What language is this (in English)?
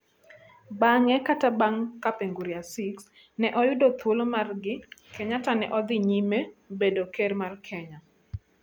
Luo (Kenya and Tanzania)